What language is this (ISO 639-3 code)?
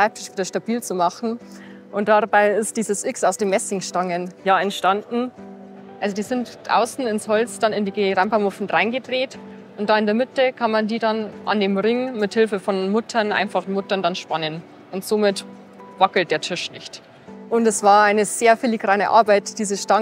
deu